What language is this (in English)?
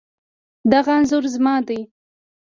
Pashto